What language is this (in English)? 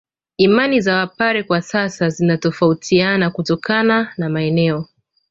Swahili